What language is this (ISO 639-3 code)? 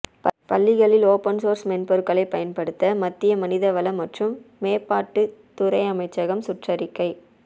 tam